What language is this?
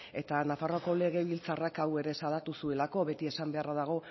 Basque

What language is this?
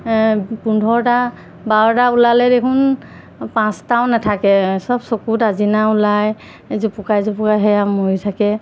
Assamese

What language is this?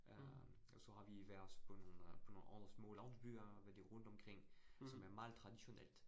Danish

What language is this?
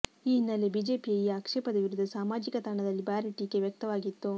Kannada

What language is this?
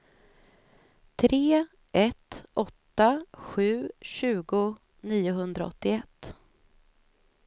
Swedish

